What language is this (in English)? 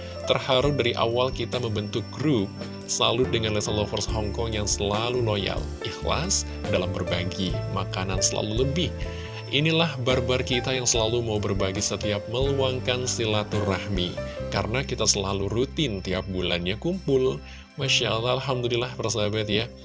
Indonesian